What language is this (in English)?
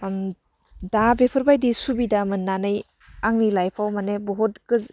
Bodo